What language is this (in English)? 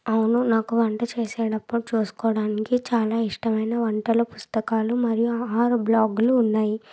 Telugu